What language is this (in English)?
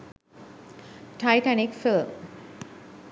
Sinhala